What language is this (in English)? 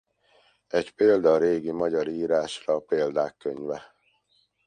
Hungarian